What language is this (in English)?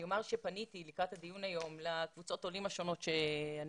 Hebrew